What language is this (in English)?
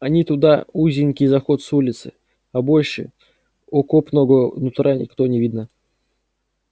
Russian